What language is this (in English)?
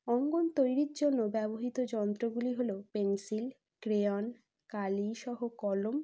Bangla